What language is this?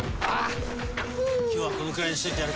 Japanese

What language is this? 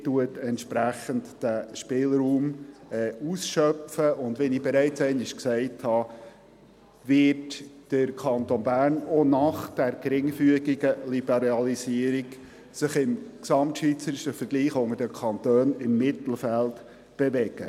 Swiss German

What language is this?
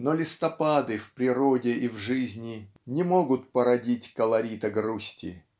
Russian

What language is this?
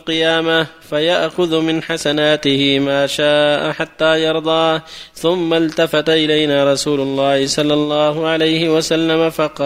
Arabic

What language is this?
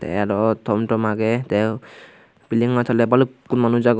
Chakma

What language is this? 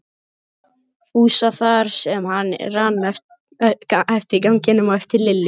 Icelandic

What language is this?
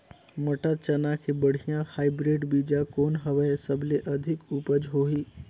Chhattisgarhi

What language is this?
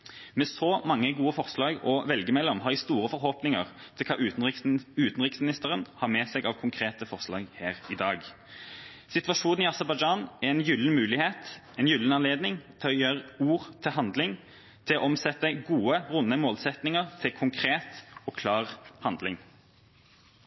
Norwegian Bokmål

